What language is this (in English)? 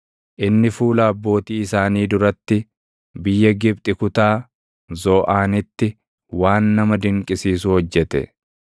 Oromo